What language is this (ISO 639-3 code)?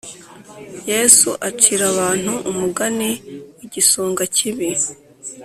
kin